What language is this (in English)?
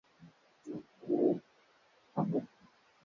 Swahili